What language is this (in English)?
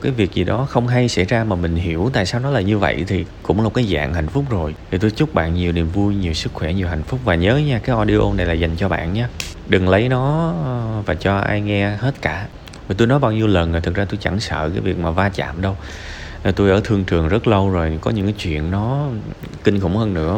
Vietnamese